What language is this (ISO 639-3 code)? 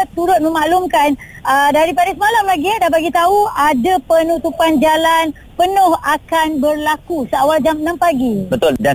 msa